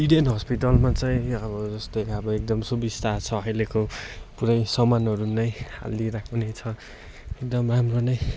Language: Nepali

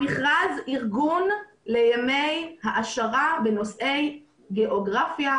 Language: Hebrew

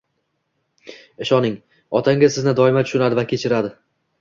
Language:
Uzbek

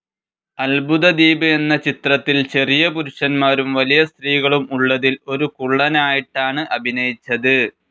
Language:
Malayalam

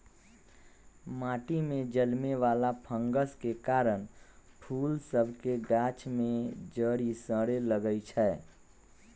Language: Magahi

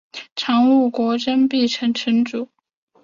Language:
Chinese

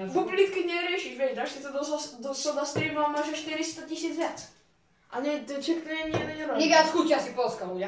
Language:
Polish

